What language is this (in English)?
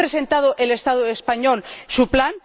Spanish